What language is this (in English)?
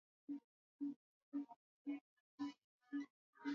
Swahili